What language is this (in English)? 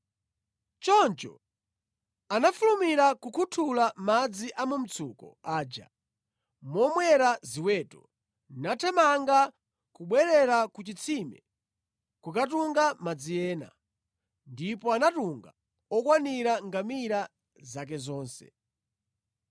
Nyanja